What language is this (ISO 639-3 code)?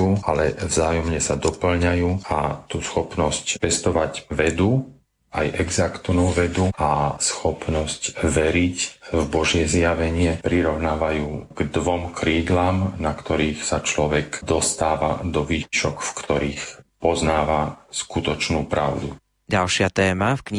slk